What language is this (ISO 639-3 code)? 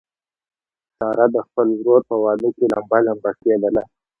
pus